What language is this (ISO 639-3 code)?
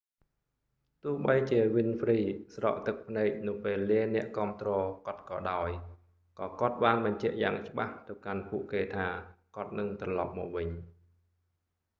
khm